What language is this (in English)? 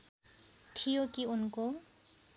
Nepali